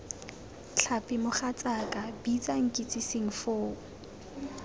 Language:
Tswana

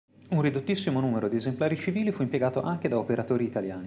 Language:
Italian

